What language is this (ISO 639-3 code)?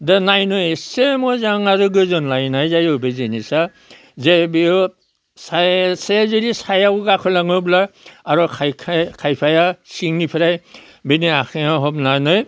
brx